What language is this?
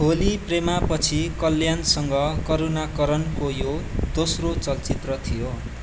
Nepali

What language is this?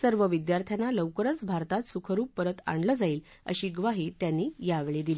Marathi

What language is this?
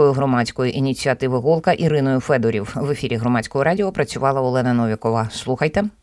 Ukrainian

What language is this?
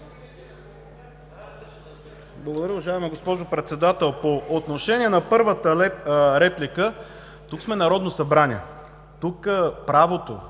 Bulgarian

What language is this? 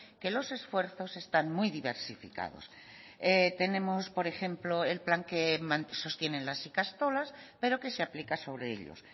Spanish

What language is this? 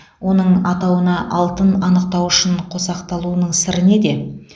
Kazakh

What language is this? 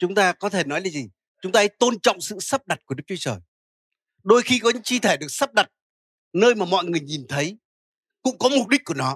Vietnamese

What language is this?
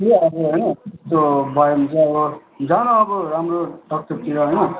Nepali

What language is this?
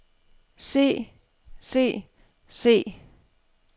Danish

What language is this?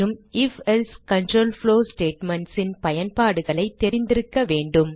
Tamil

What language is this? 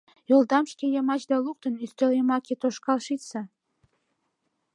Mari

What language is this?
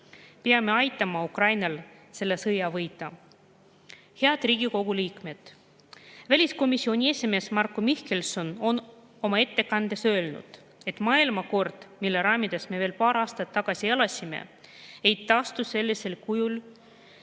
Estonian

